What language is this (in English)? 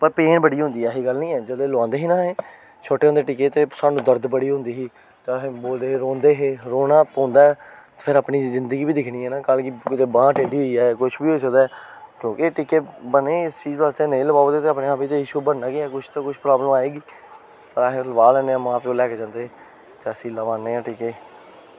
Dogri